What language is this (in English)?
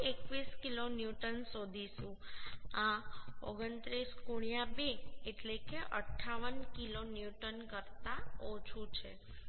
Gujarati